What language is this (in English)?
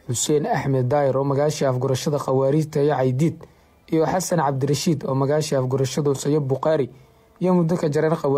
Arabic